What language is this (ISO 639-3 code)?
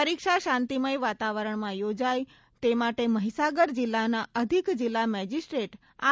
guj